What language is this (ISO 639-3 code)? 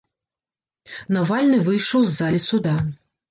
bel